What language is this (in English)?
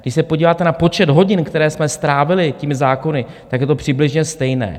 Czech